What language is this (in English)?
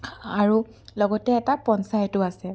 Assamese